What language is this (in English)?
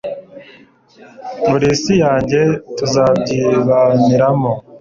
Kinyarwanda